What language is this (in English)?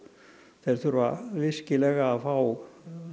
Icelandic